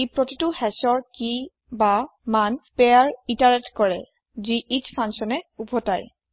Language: Assamese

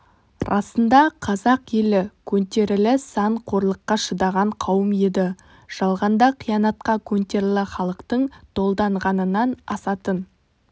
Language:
Kazakh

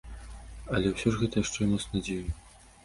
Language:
Belarusian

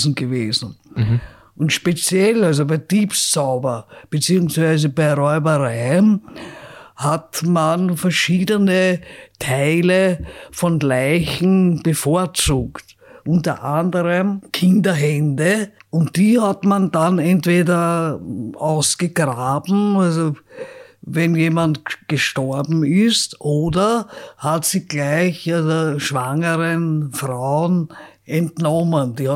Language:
German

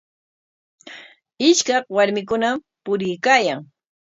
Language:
Corongo Ancash Quechua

